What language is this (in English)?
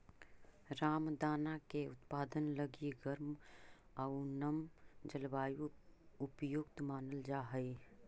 Magahi